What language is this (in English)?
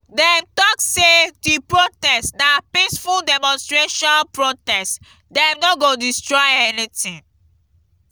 Nigerian Pidgin